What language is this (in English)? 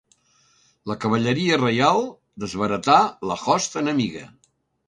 Catalan